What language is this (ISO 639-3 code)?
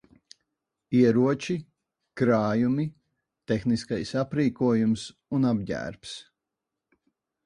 lav